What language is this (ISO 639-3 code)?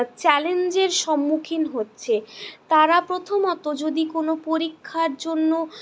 ben